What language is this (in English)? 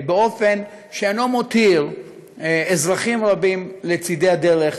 Hebrew